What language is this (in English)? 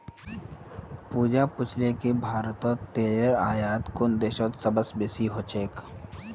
Magahi